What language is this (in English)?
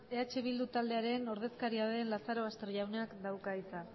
Basque